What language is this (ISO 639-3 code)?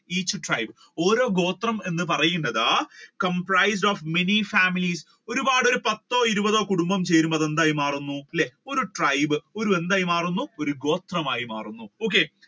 mal